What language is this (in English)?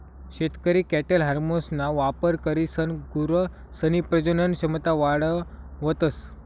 Marathi